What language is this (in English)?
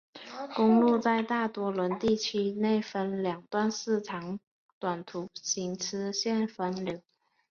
Chinese